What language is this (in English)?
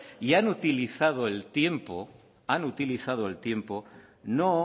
Spanish